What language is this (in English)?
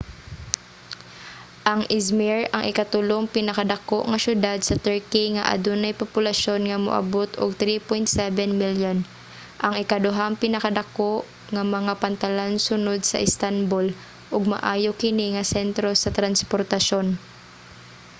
Cebuano